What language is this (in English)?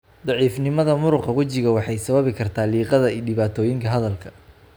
Somali